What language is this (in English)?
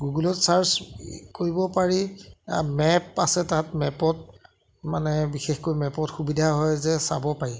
Assamese